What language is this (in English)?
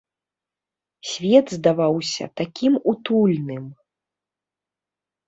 Belarusian